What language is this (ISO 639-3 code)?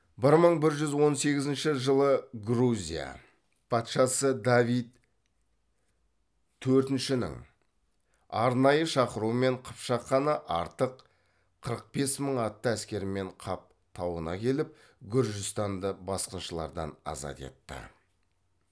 kaz